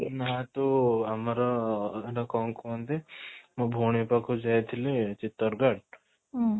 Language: Odia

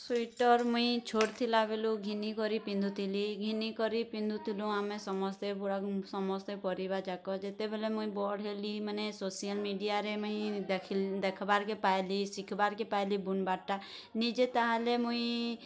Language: Odia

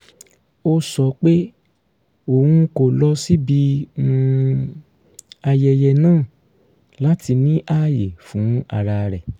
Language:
Yoruba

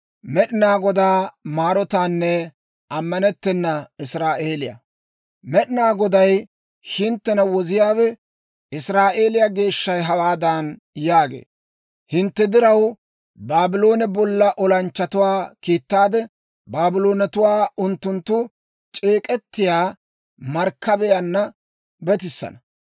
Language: Dawro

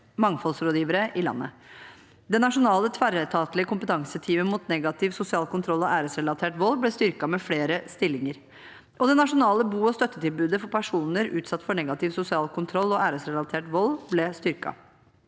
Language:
Norwegian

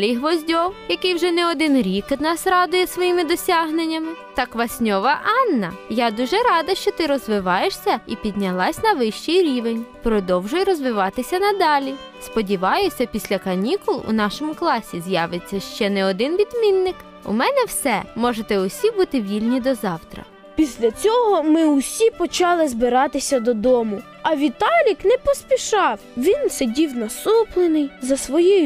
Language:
Ukrainian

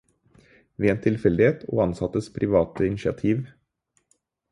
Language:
Norwegian Bokmål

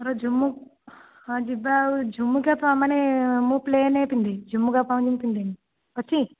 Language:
Odia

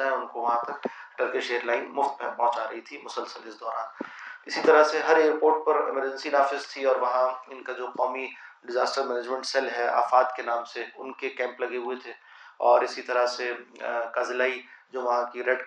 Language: Urdu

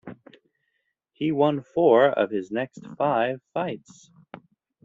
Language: English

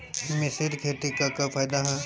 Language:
Bhojpuri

